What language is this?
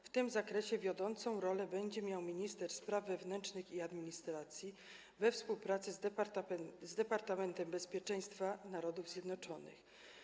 Polish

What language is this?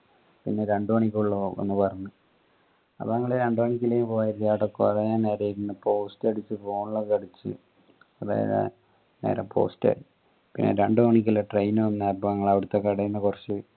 Malayalam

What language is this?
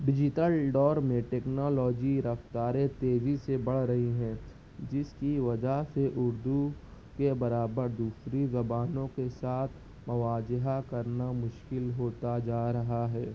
Urdu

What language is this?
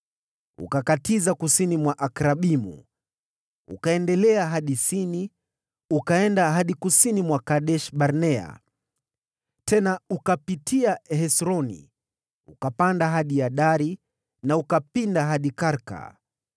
Swahili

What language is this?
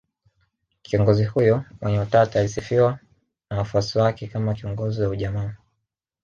Swahili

